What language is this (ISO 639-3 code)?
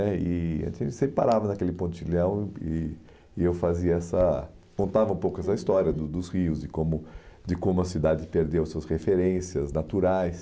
por